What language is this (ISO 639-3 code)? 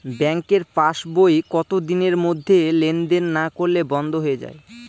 ben